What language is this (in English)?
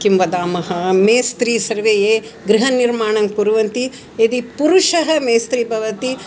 Sanskrit